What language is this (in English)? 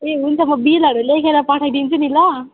Nepali